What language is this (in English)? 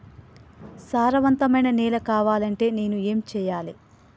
Telugu